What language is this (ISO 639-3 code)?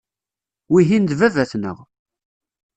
kab